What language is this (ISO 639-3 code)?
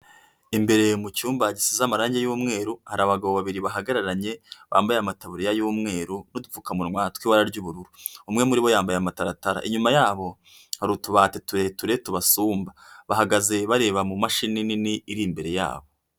kin